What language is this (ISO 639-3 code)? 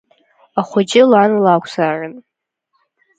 abk